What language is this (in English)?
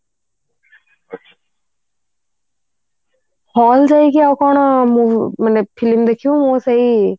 Odia